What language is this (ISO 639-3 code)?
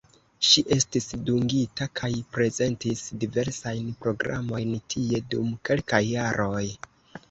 epo